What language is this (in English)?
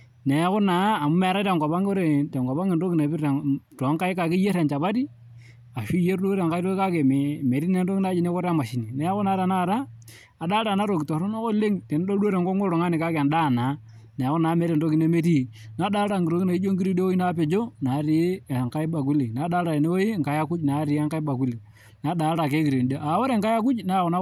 Masai